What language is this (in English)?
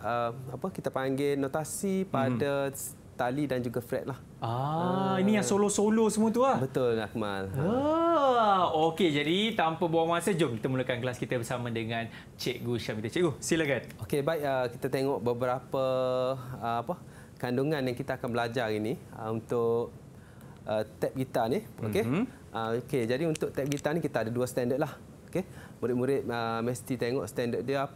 Malay